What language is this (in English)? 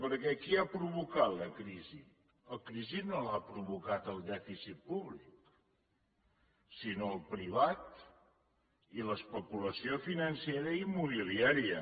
Catalan